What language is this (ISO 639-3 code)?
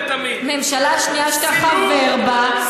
heb